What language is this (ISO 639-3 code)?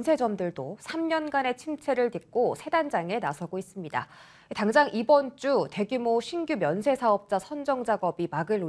kor